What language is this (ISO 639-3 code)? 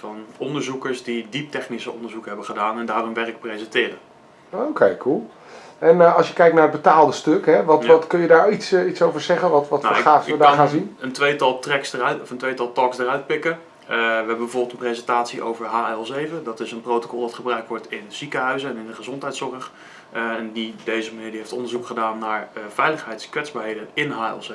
nld